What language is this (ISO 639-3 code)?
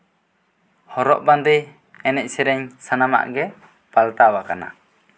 sat